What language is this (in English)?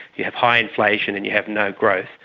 English